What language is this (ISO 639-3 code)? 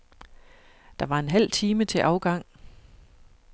dan